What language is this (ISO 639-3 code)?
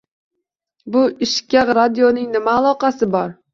uzb